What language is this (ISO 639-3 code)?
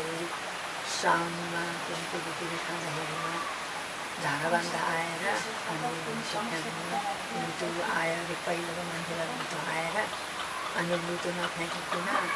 tur